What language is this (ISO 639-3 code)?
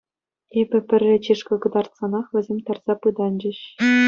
chv